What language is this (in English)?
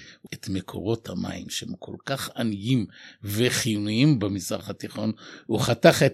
Hebrew